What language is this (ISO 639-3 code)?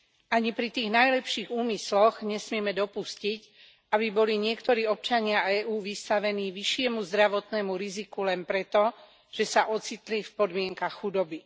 slk